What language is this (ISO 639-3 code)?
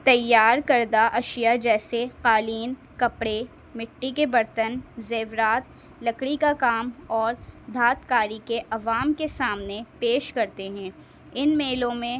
urd